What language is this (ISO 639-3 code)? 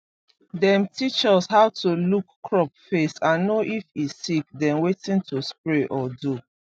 pcm